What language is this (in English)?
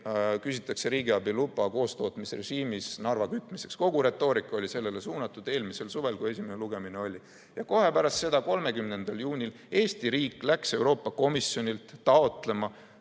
Estonian